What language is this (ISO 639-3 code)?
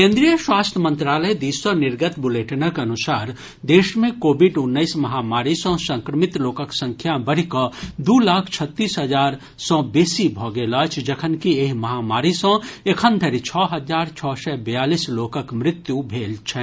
mai